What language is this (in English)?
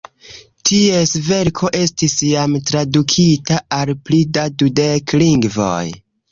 Esperanto